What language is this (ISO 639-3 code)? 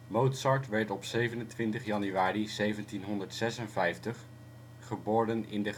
nld